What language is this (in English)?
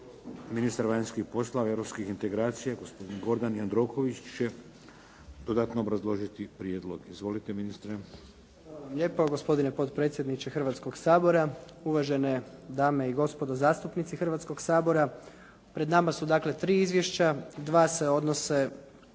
Croatian